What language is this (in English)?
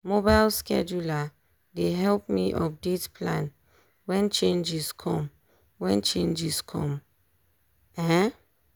Nigerian Pidgin